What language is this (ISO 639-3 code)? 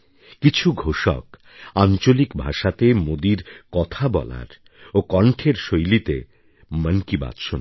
ben